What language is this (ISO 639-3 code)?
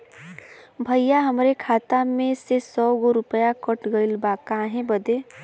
bho